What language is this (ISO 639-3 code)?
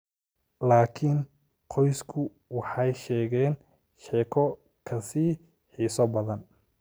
som